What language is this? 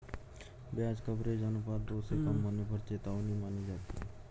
Hindi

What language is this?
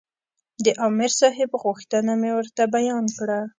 Pashto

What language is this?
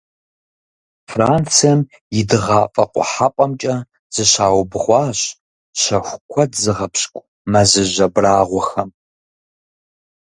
Kabardian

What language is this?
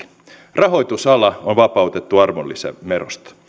Finnish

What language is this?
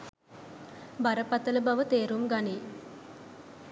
Sinhala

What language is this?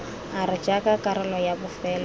Tswana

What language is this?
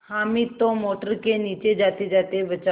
Hindi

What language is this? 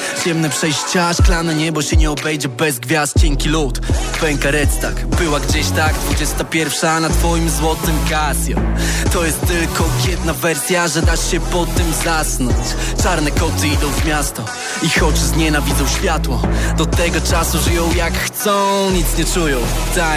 Polish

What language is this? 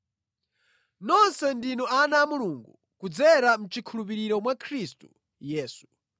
Nyanja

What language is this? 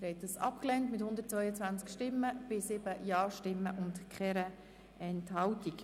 Swiss German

